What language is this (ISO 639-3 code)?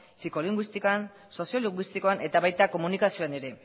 eus